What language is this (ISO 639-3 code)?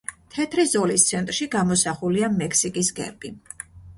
kat